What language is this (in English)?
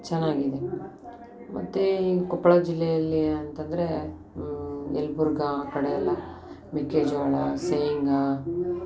Kannada